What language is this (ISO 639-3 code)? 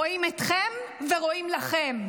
heb